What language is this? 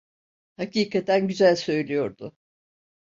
Turkish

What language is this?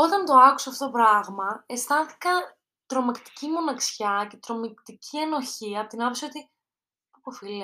Greek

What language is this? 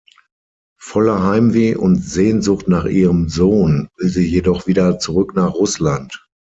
German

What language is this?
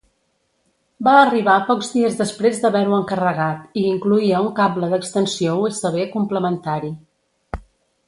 Catalan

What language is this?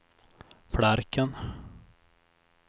Swedish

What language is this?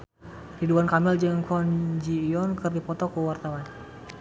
Sundanese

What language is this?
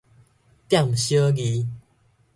Min Nan Chinese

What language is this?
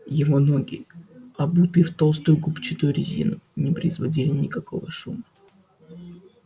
Russian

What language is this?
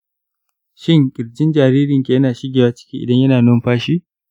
Hausa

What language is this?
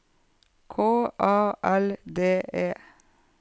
Norwegian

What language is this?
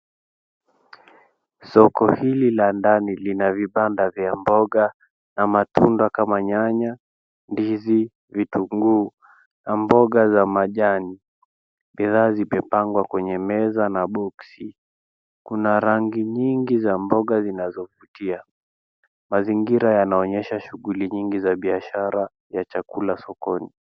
Swahili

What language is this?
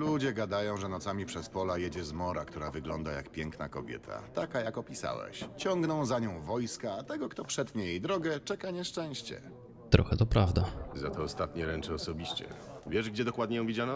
Polish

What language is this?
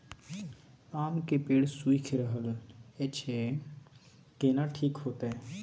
Maithili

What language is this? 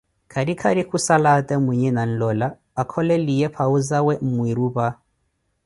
Koti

